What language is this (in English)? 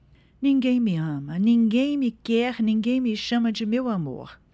Portuguese